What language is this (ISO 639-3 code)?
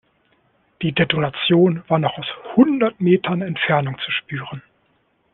deu